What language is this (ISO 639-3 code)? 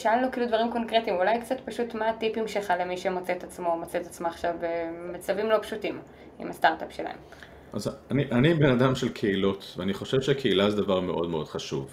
heb